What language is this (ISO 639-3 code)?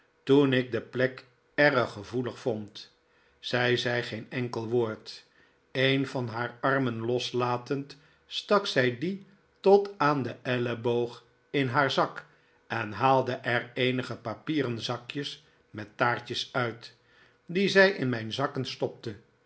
nld